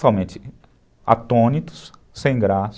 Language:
Portuguese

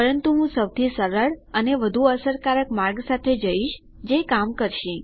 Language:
Gujarati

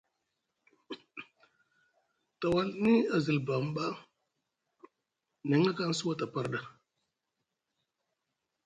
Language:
Musgu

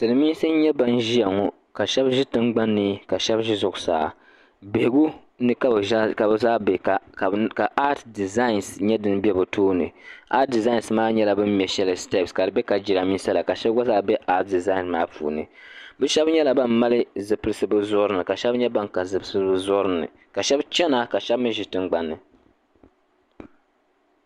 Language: Dagbani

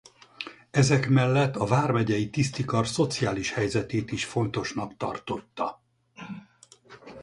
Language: Hungarian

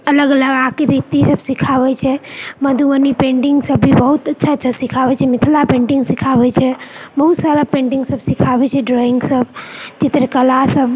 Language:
Maithili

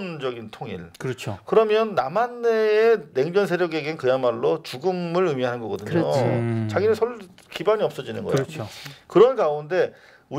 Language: Korean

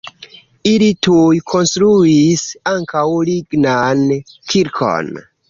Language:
Esperanto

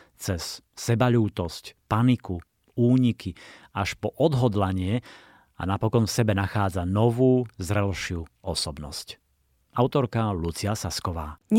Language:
Slovak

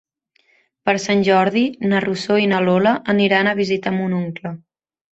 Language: Catalan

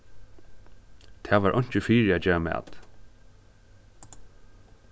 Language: Faroese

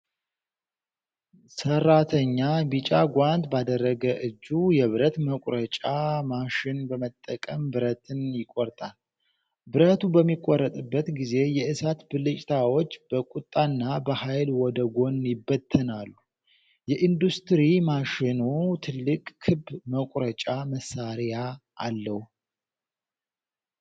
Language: Amharic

